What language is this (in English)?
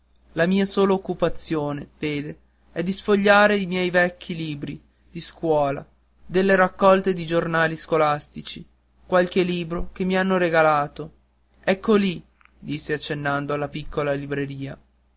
Italian